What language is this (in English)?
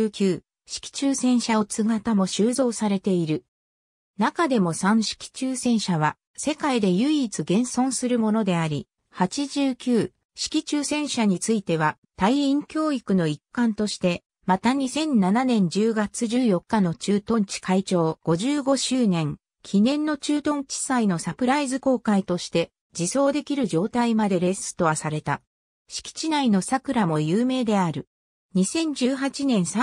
Japanese